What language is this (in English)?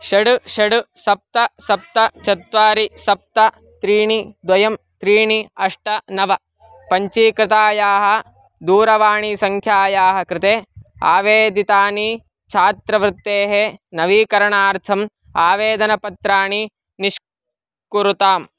Sanskrit